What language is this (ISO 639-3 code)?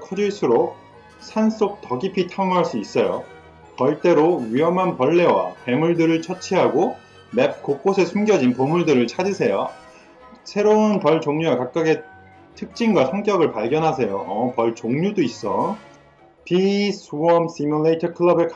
kor